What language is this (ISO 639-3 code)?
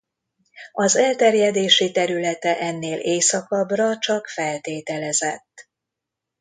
hun